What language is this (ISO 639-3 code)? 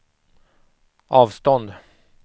swe